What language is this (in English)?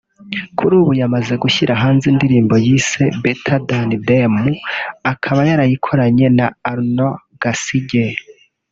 Kinyarwanda